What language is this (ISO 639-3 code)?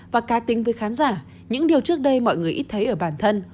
vie